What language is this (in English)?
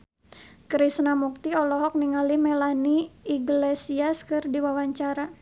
Sundanese